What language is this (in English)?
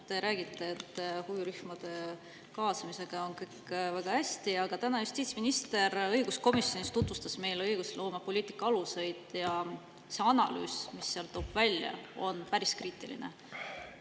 Estonian